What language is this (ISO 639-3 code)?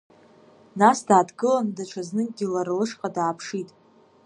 abk